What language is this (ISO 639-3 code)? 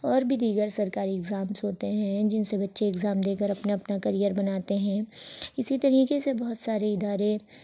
urd